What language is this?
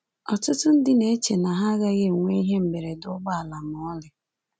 Igbo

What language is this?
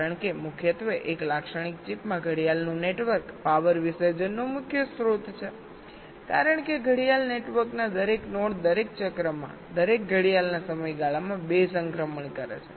Gujarati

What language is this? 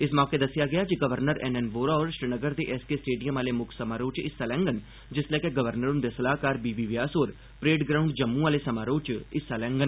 Dogri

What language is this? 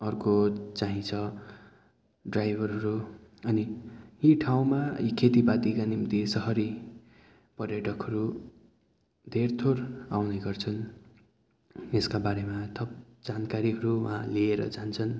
Nepali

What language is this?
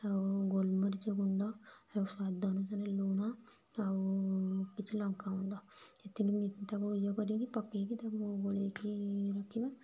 Odia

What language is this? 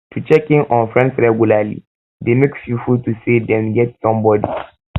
Nigerian Pidgin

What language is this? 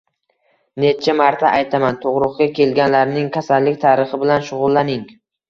Uzbek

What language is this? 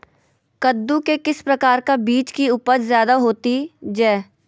Magahi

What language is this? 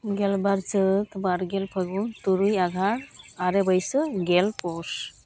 Santali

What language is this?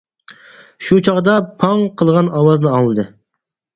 Uyghur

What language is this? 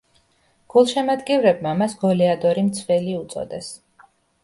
Georgian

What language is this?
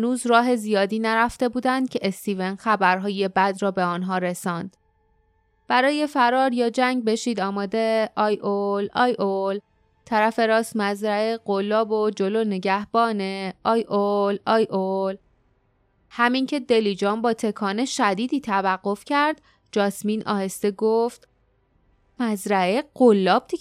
Persian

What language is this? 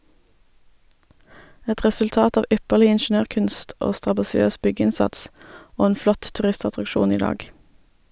Norwegian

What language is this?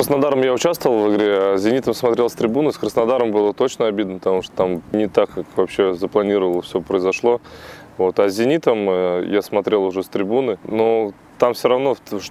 Russian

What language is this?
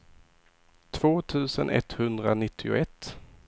Swedish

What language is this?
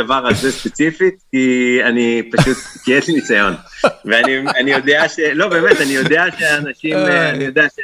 Hebrew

